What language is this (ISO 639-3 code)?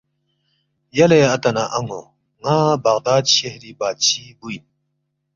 bft